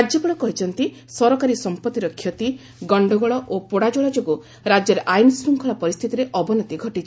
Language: Odia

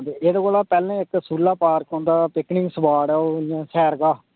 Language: Dogri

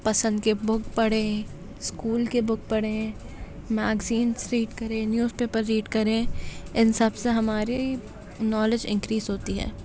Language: Urdu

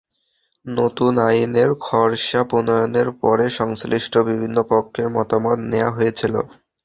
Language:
Bangla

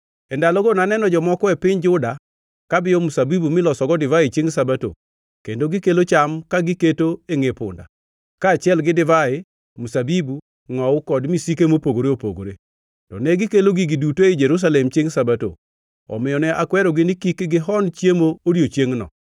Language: Luo (Kenya and Tanzania)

